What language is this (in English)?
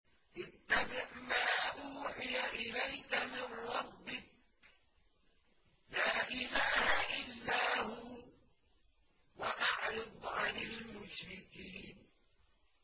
Arabic